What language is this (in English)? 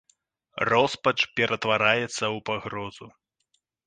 Belarusian